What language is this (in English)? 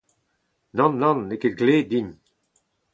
Breton